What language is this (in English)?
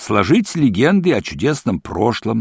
Russian